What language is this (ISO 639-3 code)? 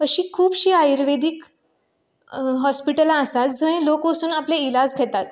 kok